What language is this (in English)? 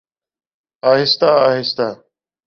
Urdu